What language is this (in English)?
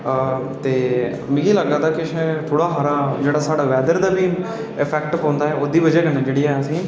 Dogri